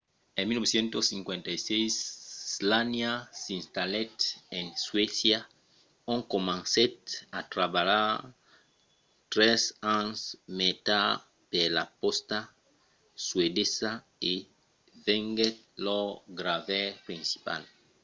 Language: Occitan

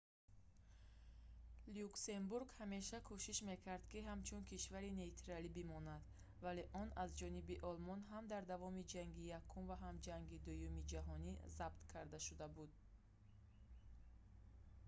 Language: Tajik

